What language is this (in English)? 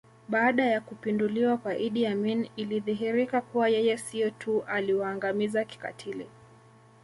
Swahili